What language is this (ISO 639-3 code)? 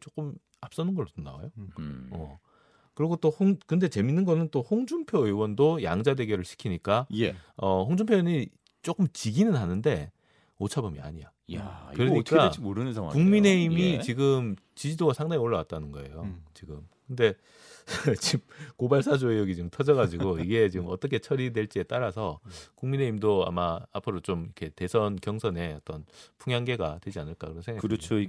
kor